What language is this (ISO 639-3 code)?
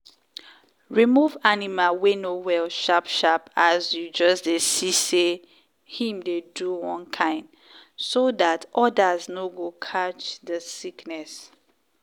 pcm